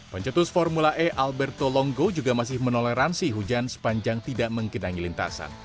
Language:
Indonesian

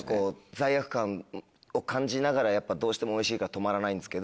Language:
Japanese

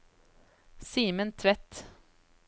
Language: Norwegian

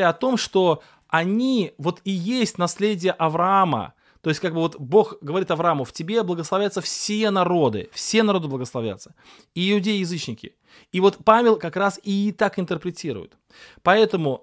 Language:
Russian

